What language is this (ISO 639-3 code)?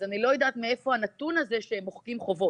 heb